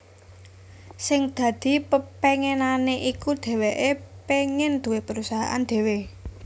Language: Javanese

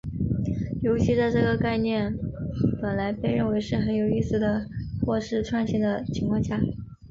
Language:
Chinese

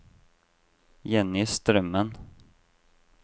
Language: Norwegian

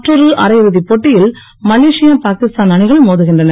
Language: Tamil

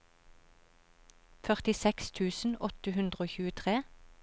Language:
Norwegian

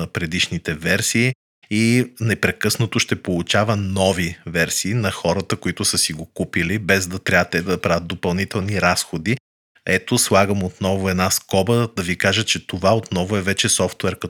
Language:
Bulgarian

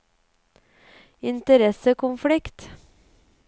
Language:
Norwegian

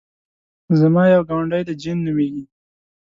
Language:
Pashto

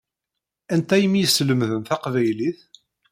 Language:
Kabyle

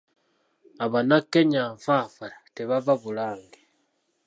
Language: Ganda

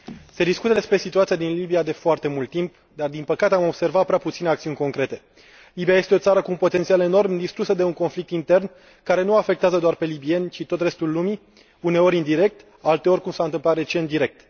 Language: Romanian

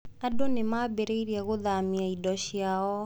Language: Kikuyu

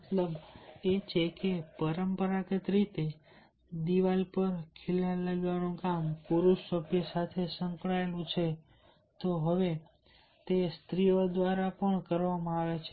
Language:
Gujarati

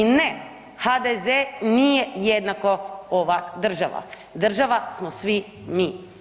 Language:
Croatian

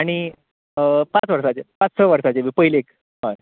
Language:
Konkani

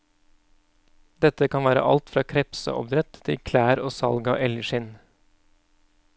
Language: Norwegian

